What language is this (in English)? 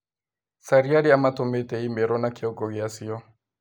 Kikuyu